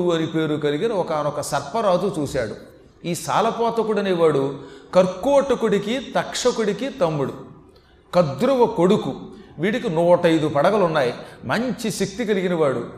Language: Telugu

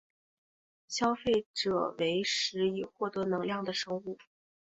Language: Chinese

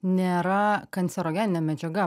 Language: Lithuanian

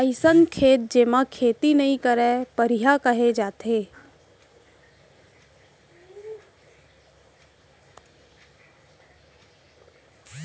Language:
Chhattisgarhi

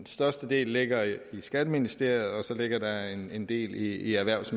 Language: Danish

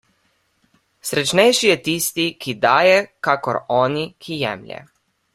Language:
Slovenian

